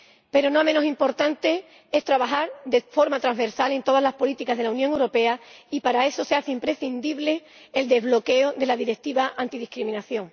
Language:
Spanish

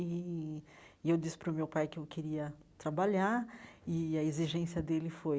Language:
Portuguese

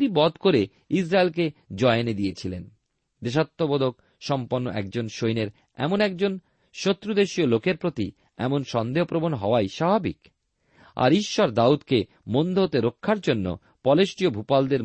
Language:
Bangla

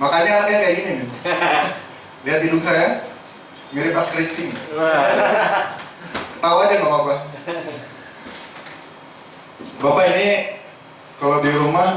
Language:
Indonesian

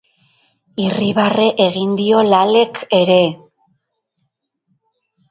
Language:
Basque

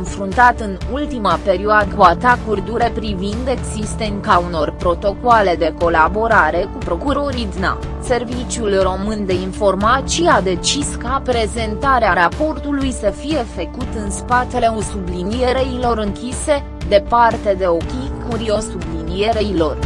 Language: Romanian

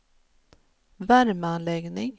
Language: Swedish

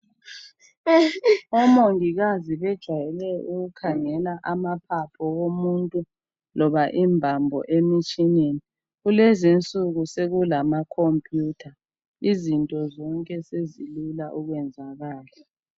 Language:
North Ndebele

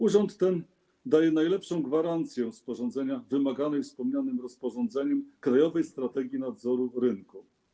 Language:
Polish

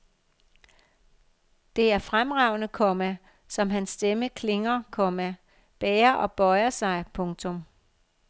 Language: Danish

